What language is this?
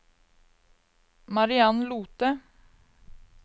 Norwegian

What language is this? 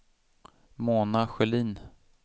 Swedish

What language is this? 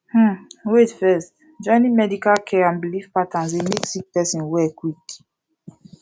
Nigerian Pidgin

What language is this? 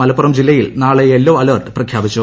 Malayalam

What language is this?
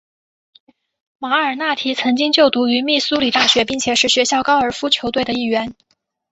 Chinese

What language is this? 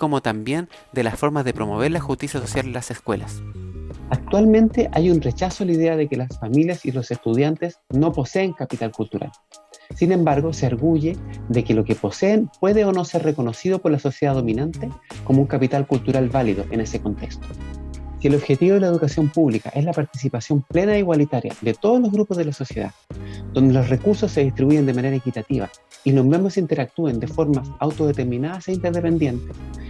Spanish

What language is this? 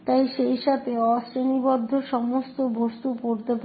Bangla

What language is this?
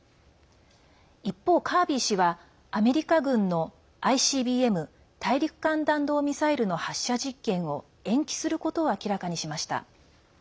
Japanese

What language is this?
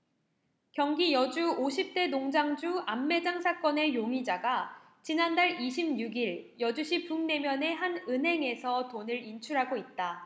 Korean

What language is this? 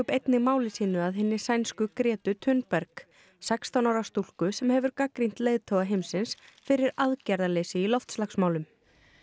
Icelandic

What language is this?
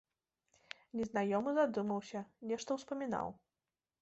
Belarusian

